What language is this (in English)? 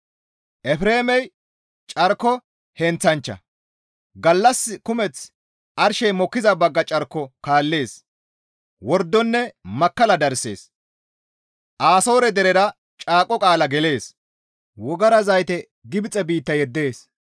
Gamo